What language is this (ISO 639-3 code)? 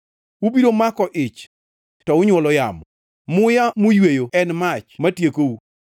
luo